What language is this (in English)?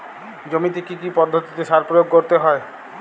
Bangla